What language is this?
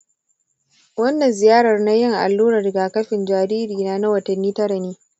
Hausa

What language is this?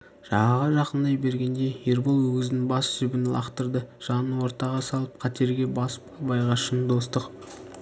Kazakh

